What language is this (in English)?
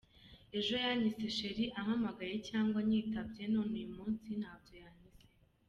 Kinyarwanda